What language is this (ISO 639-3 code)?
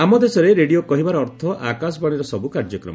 ori